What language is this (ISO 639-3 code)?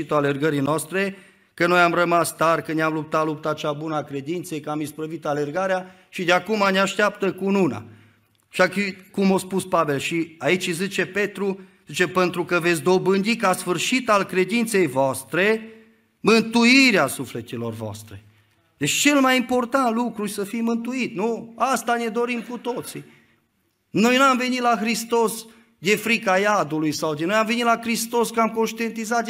ron